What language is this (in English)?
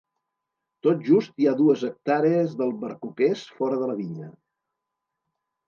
Catalan